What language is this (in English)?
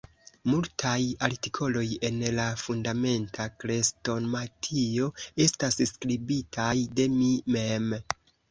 Esperanto